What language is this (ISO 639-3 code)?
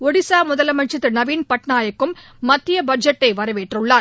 tam